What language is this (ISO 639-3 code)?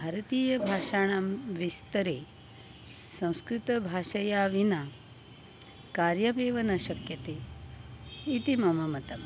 san